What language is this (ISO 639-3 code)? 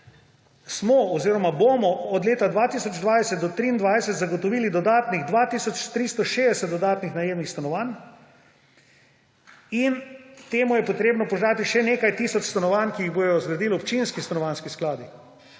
slv